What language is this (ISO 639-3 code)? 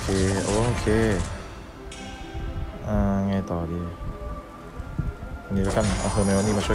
tha